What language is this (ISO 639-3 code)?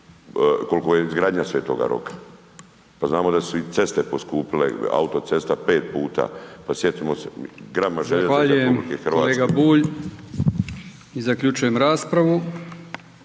hrv